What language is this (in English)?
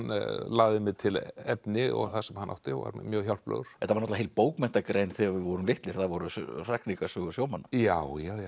Icelandic